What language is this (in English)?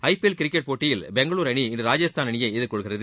Tamil